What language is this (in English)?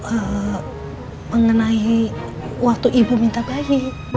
Indonesian